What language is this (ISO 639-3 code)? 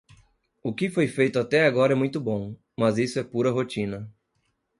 por